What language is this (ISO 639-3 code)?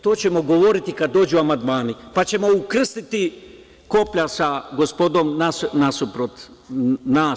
srp